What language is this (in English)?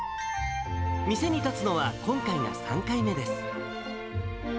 Japanese